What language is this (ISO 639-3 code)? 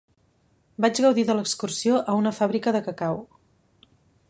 cat